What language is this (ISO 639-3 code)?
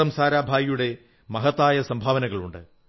mal